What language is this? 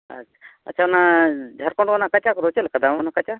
Santali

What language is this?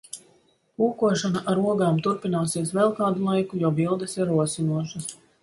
Latvian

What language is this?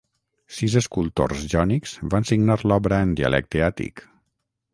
Catalan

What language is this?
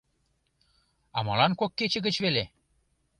Mari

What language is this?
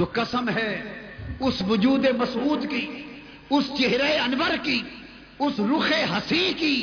Urdu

